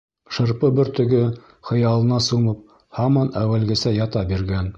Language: Bashkir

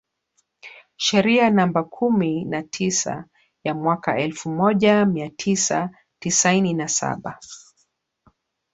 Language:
Swahili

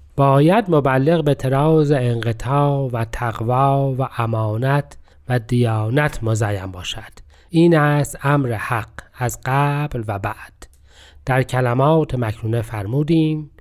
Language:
Persian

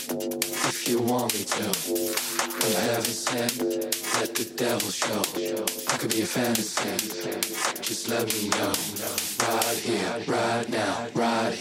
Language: Dutch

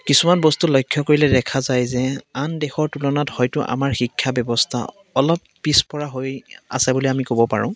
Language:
Assamese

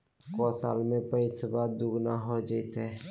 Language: Magahi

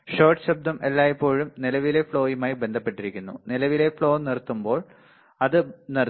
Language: Malayalam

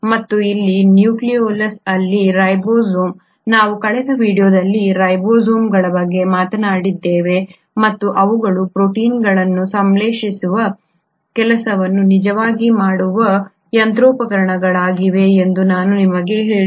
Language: Kannada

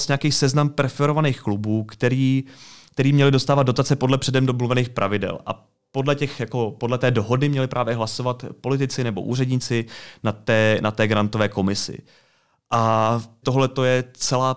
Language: Czech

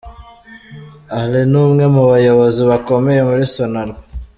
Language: Kinyarwanda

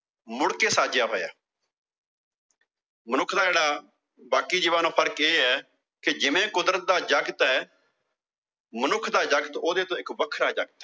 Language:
Punjabi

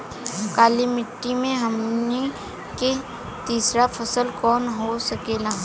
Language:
Bhojpuri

